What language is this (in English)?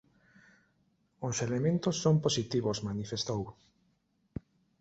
Galician